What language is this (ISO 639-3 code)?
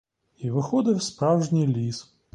ukr